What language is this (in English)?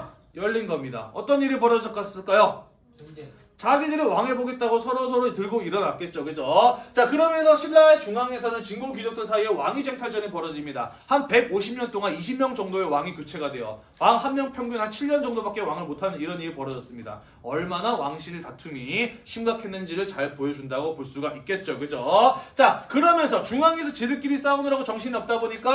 Korean